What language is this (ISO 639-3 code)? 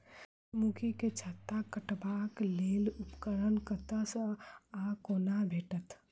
mai